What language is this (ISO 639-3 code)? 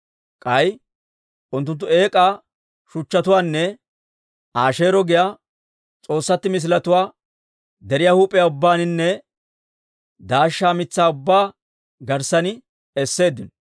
dwr